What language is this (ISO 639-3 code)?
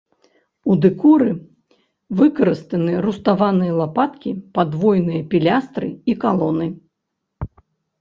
bel